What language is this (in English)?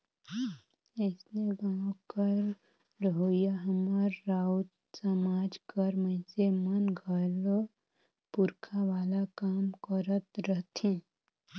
Chhattisgarhi